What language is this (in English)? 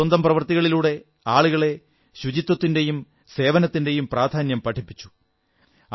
Malayalam